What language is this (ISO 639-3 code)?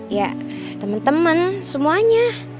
ind